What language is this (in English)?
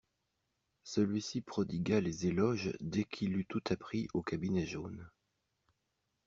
French